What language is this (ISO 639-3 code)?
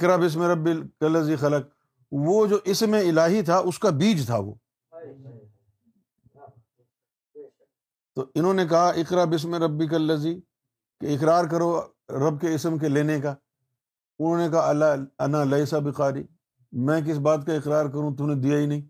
urd